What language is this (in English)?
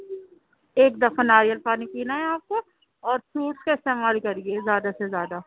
Urdu